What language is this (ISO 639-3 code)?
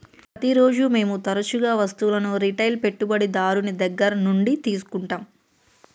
tel